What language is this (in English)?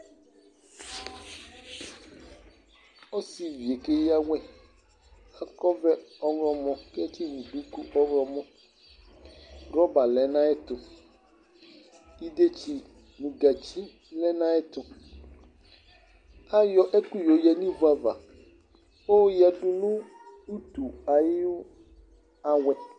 Ikposo